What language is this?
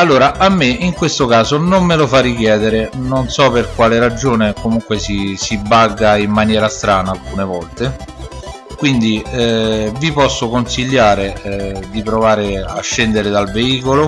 Italian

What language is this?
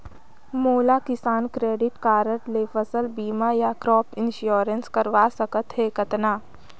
Chhattisgarhi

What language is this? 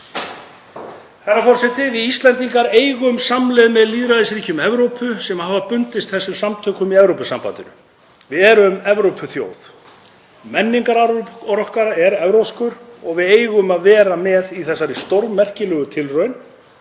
Icelandic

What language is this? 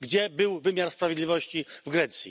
Polish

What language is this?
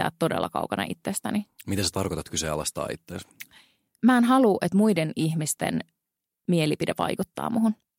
Finnish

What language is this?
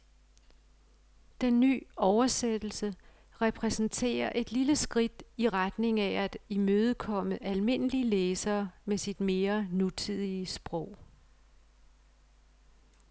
Danish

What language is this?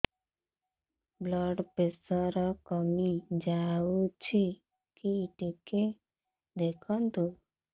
Odia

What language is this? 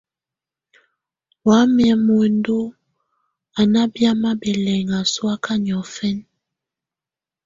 Tunen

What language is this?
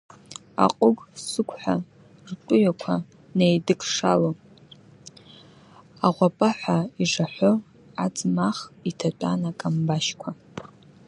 Abkhazian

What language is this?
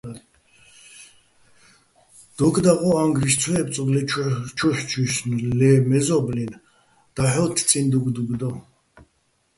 Bats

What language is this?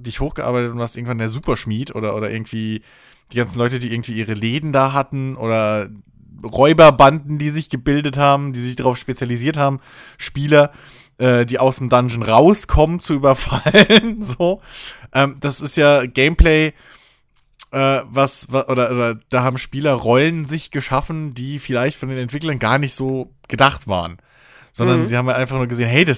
German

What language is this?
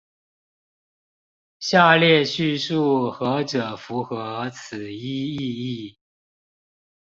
Chinese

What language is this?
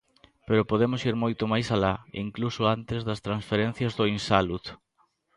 Galician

